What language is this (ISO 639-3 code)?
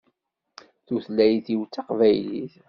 kab